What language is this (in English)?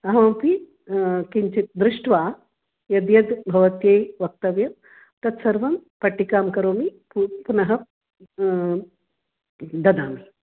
Sanskrit